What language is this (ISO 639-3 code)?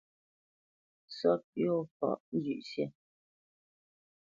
bce